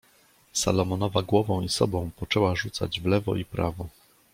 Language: Polish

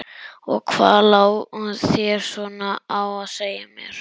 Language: Icelandic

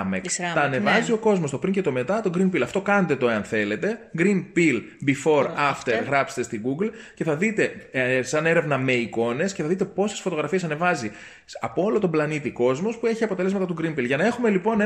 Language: Greek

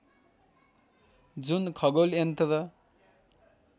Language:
Nepali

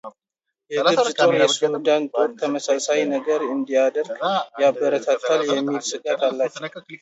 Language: Amharic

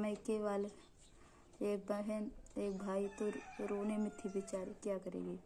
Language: Hindi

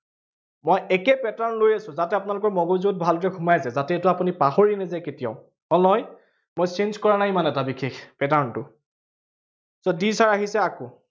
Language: Assamese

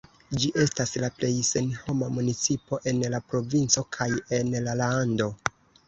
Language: Esperanto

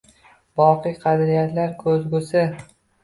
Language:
Uzbek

